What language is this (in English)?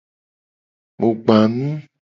Gen